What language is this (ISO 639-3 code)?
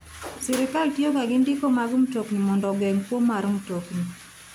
luo